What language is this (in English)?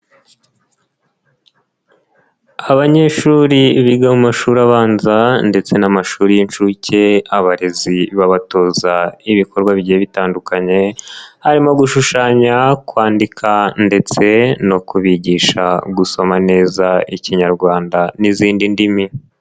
Kinyarwanda